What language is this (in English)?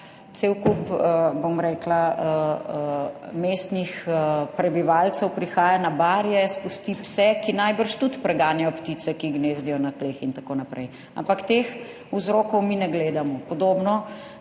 Slovenian